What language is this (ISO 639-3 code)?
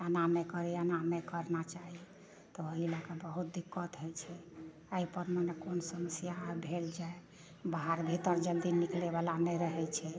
mai